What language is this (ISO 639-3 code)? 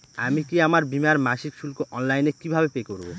ben